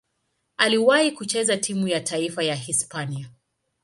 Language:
Swahili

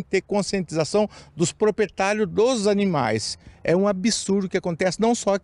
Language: Portuguese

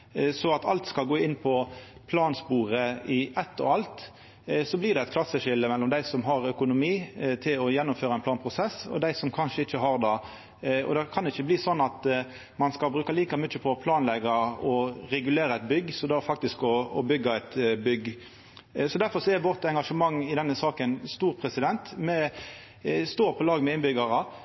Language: Norwegian Nynorsk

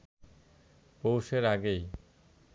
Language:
Bangla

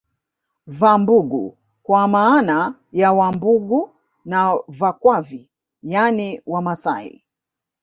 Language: Swahili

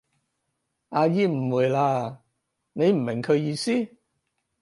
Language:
Cantonese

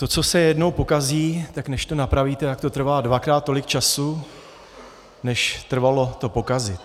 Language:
Czech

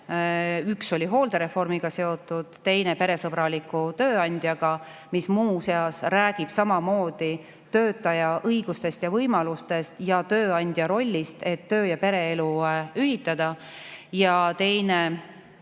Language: Estonian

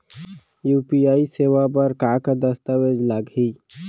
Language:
Chhattisgarhi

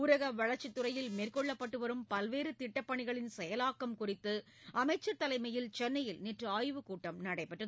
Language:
Tamil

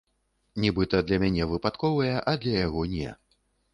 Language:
Belarusian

